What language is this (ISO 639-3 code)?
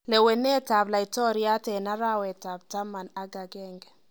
kln